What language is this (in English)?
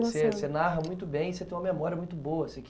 Portuguese